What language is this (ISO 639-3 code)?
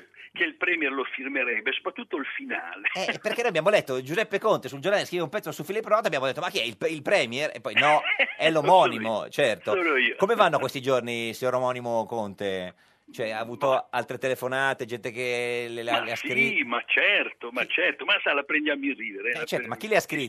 ita